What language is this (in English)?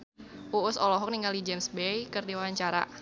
Sundanese